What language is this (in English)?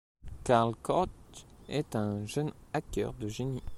French